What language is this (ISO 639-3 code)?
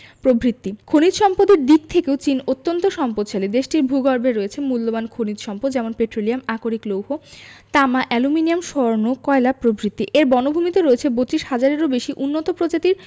ben